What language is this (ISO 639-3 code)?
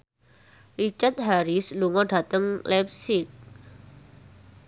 jav